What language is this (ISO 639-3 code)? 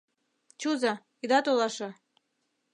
chm